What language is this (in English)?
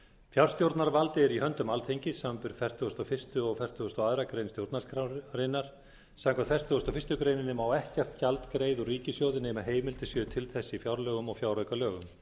Icelandic